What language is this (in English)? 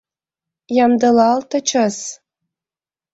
Mari